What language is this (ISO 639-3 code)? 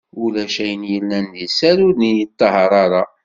kab